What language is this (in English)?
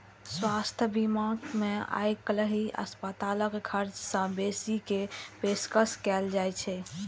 Maithili